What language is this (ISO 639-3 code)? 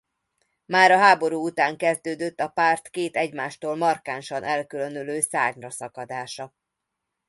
hun